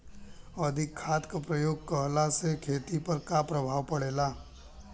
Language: Bhojpuri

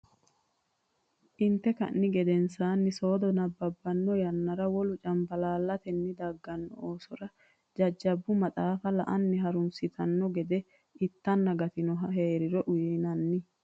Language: Sidamo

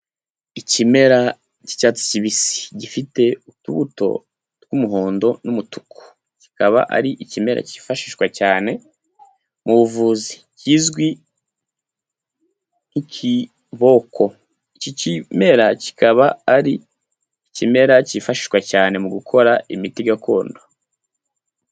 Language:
Kinyarwanda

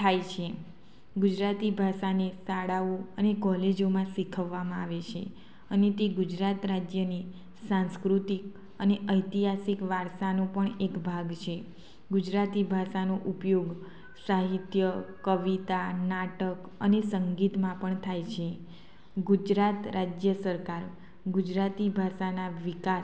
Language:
Gujarati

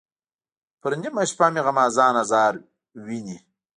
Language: Pashto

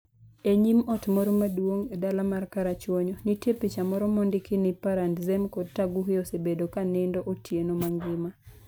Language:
Luo (Kenya and Tanzania)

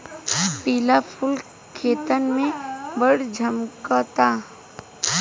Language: Bhojpuri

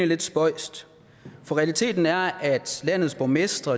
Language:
Danish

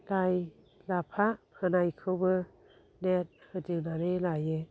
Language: Bodo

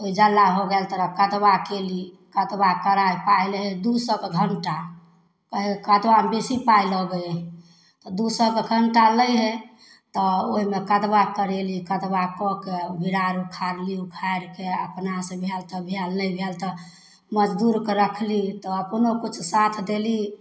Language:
Maithili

